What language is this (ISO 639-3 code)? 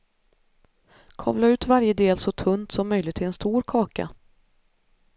swe